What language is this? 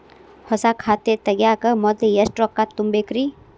Kannada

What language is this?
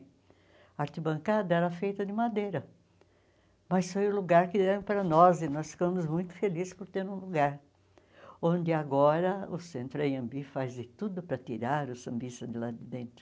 Portuguese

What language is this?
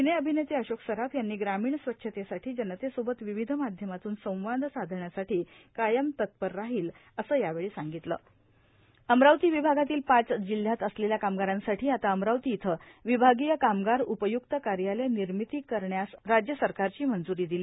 Marathi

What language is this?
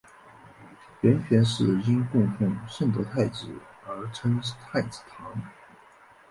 Chinese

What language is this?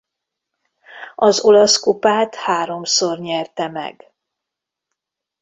Hungarian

